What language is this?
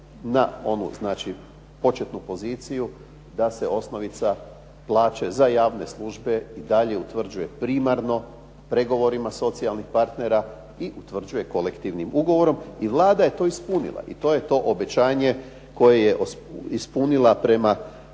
Croatian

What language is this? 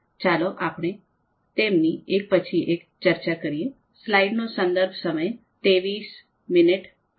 Gujarati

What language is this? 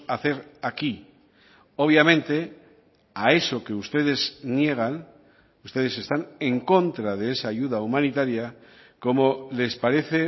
Spanish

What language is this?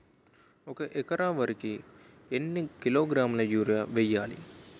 Telugu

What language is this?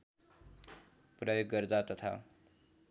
Nepali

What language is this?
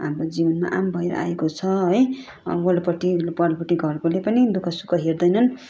Nepali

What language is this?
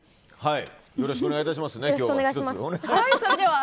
Japanese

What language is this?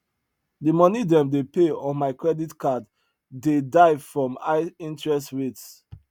Nigerian Pidgin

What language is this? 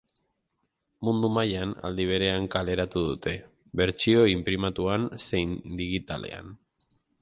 Basque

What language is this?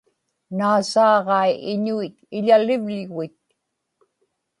Inupiaq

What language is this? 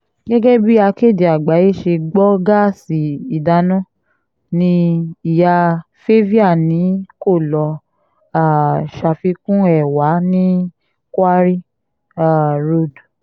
Yoruba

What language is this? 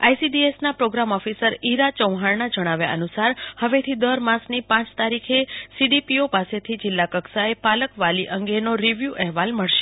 Gujarati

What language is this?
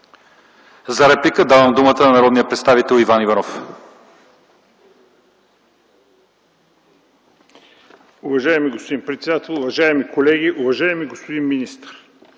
Bulgarian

